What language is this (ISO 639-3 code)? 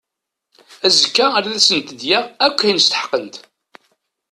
kab